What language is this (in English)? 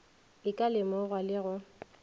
Northern Sotho